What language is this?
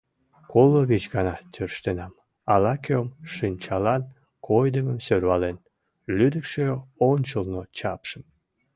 Mari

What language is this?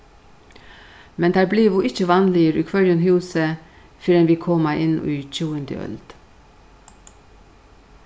Faroese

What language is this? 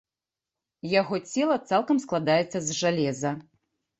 Belarusian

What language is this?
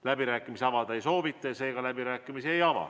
Estonian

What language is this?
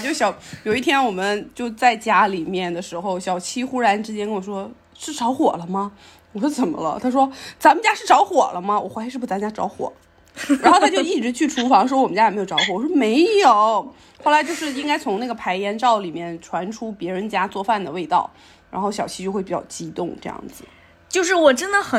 Chinese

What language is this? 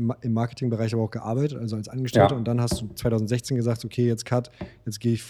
German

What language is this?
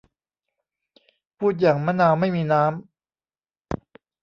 Thai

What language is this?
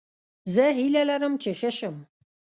Pashto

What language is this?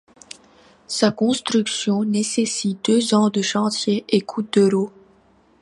French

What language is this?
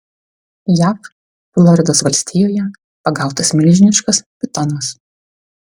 Lithuanian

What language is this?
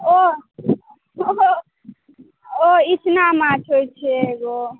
Maithili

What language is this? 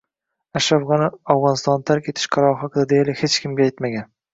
Uzbek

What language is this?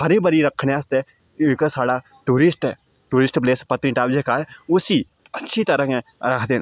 Dogri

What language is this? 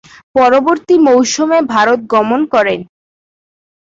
Bangla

